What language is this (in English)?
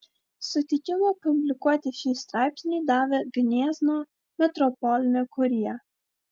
Lithuanian